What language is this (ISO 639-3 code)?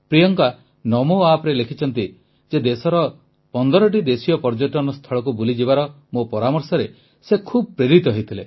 ori